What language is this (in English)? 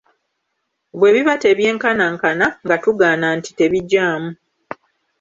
Ganda